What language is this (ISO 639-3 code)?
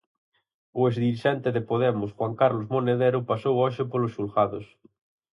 glg